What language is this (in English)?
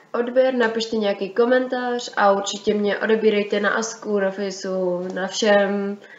Czech